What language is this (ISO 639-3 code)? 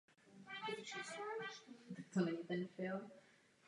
ces